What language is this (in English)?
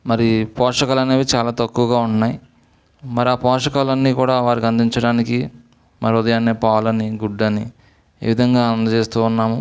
Telugu